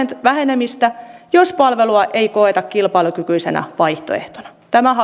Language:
Finnish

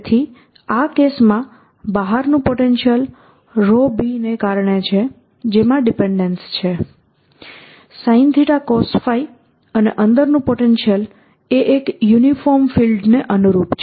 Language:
Gujarati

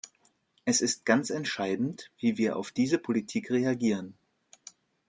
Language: German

